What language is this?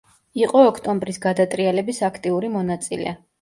Georgian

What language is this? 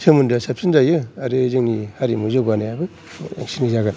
Bodo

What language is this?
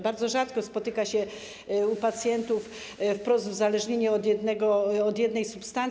Polish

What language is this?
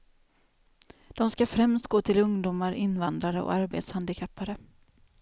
Swedish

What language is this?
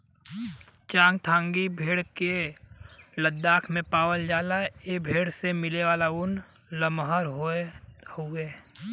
Bhojpuri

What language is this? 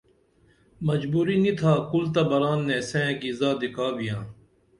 Dameli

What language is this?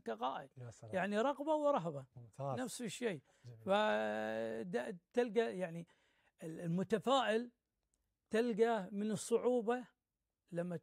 Arabic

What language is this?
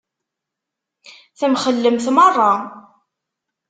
Kabyle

